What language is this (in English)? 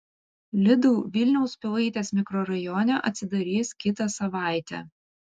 Lithuanian